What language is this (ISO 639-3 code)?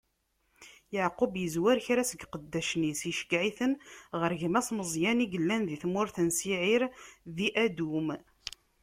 kab